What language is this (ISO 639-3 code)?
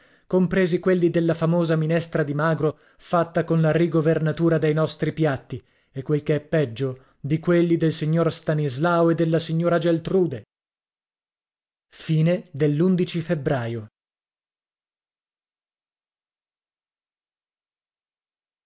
ita